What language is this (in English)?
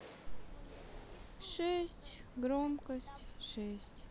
Russian